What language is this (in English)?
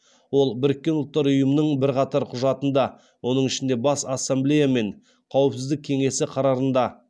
Kazakh